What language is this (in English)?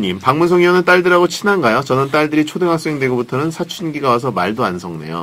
Korean